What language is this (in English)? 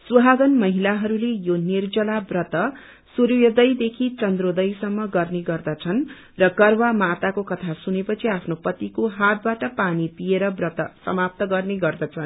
Nepali